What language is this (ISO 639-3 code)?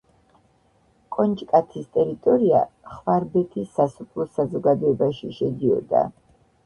kat